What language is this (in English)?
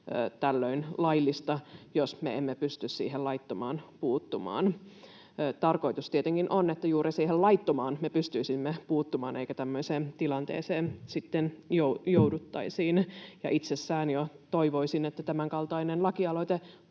Finnish